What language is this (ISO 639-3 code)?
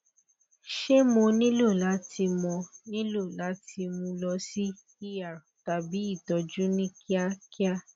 yor